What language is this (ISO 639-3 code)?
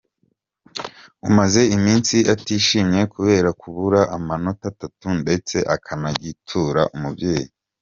kin